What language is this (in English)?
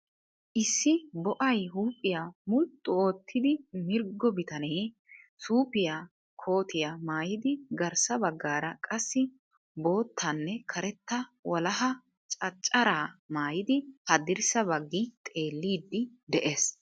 Wolaytta